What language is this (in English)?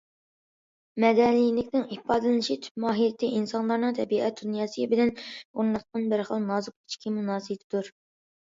Uyghur